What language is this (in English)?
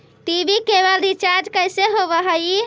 Magahi